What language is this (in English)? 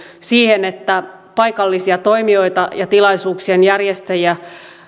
Finnish